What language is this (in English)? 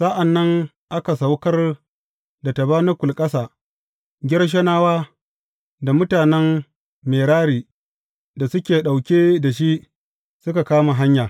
Hausa